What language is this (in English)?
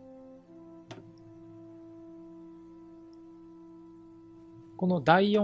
Japanese